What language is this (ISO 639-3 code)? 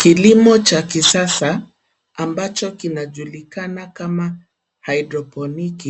swa